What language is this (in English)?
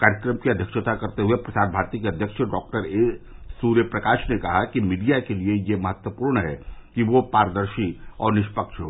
Hindi